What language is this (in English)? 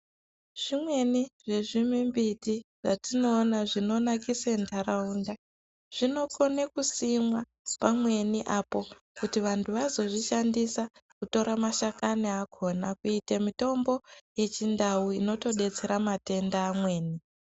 Ndau